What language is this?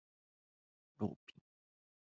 Japanese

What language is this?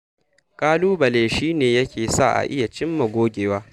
Hausa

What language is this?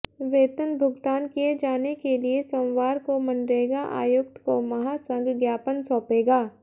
Hindi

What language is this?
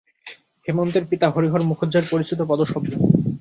Bangla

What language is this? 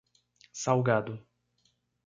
Portuguese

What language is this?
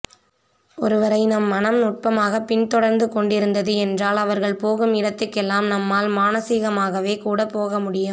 Tamil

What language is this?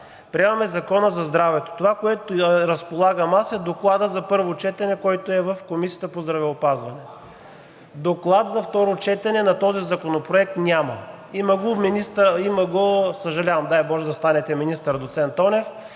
Bulgarian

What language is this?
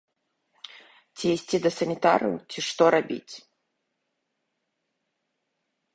Belarusian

